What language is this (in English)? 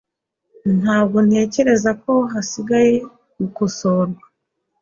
Kinyarwanda